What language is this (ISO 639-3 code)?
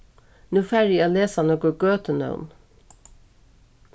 fao